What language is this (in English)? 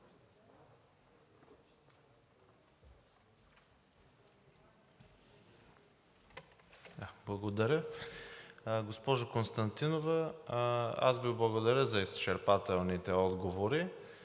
Bulgarian